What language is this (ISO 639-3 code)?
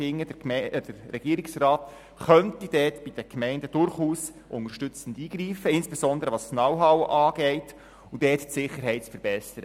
gsw